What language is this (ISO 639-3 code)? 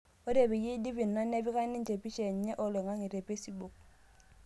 mas